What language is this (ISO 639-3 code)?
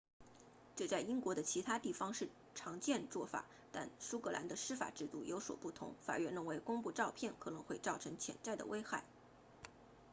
zho